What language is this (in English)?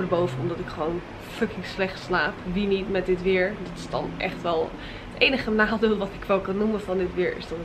Dutch